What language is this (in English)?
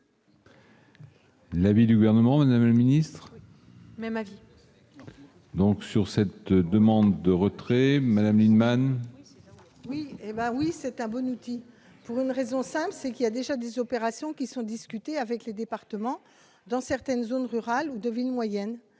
French